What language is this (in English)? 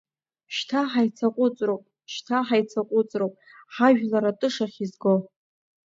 Abkhazian